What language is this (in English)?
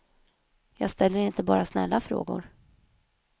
Swedish